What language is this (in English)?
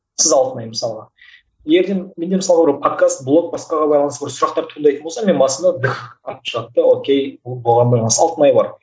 Kazakh